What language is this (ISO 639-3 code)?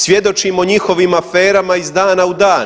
hrv